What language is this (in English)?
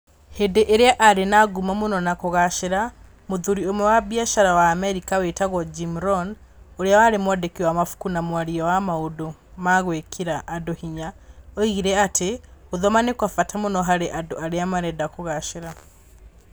Kikuyu